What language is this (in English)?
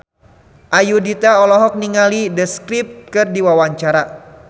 Sundanese